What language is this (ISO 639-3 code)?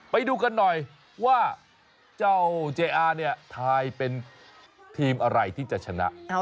tha